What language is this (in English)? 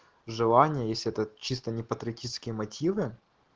Russian